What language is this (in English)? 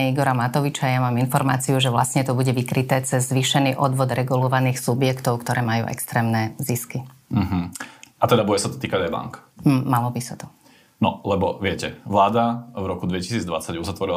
Slovak